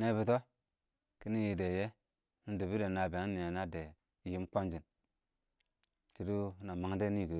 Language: Awak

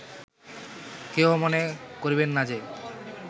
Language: Bangla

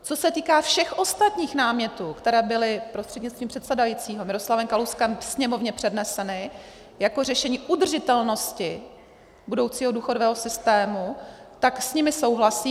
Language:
Czech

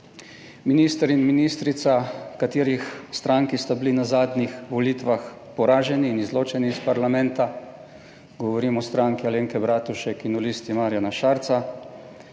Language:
Slovenian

